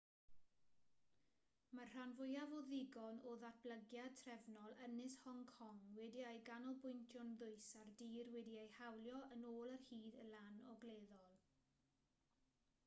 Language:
Welsh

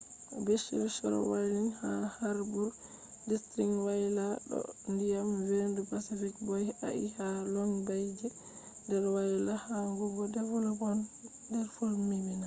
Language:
Fula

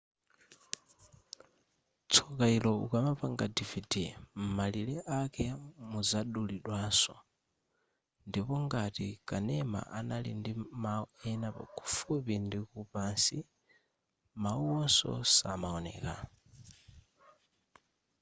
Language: Nyanja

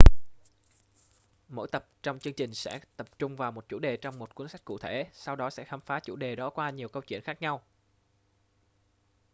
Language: Vietnamese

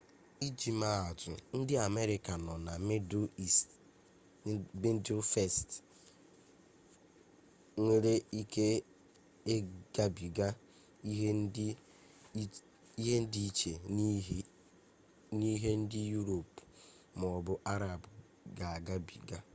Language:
Igbo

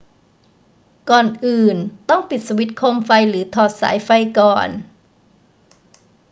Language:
Thai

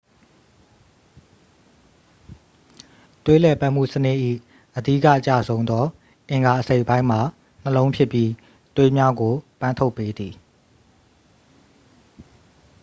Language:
Burmese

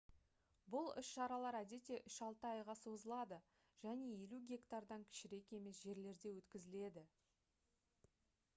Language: Kazakh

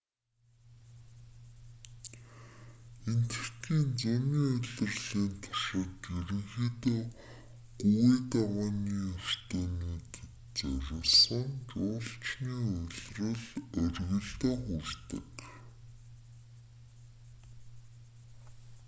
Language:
Mongolian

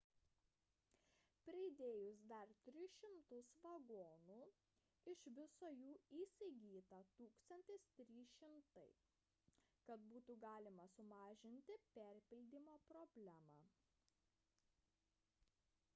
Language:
Lithuanian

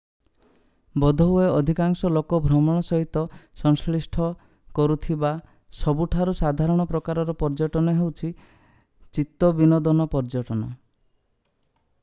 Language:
Odia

